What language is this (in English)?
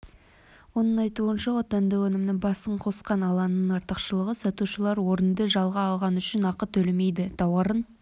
Kazakh